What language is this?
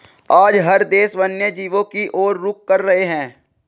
Hindi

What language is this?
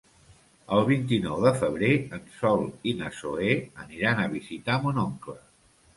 Catalan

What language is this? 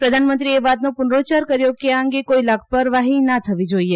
Gujarati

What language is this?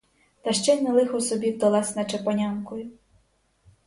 Ukrainian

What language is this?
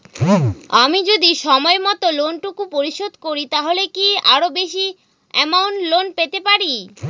Bangla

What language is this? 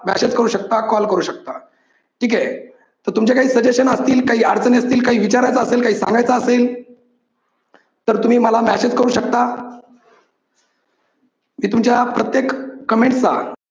Marathi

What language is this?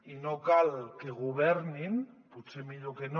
Catalan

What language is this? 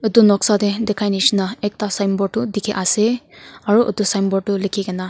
Naga Pidgin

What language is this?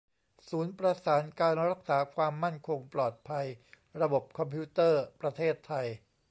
Thai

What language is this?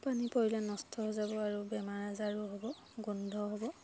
Assamese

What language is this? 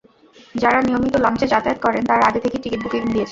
Bangla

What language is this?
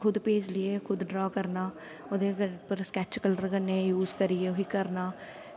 Dogri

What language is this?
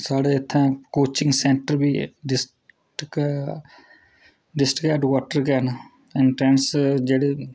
Dogri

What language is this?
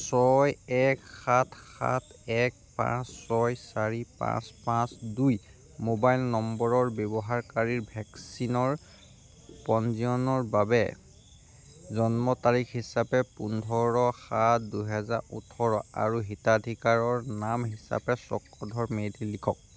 Assamese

